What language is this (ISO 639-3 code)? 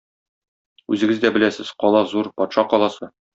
tat